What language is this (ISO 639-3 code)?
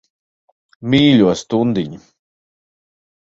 lav